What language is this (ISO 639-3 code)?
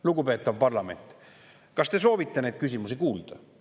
est